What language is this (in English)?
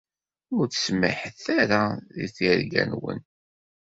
Kabyle